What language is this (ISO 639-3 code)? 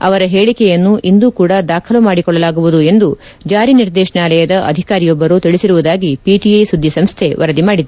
kan